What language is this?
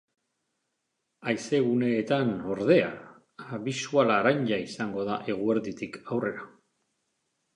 Basque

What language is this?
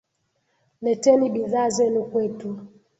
Swahili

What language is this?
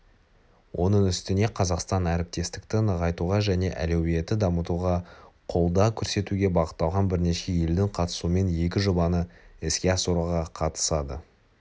Kazakh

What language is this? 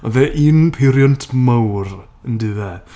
Welsh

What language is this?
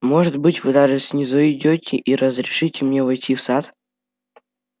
Russian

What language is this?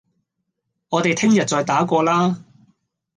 Cantonese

